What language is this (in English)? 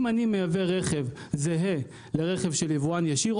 Hebrew